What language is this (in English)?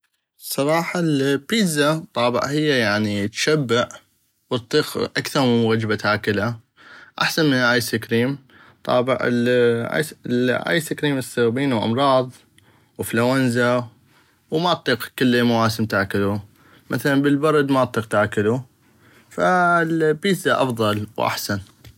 North Mesopotamian Arabic